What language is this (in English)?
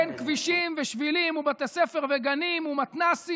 Hebrew